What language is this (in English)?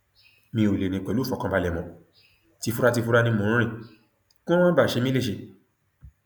Yoruba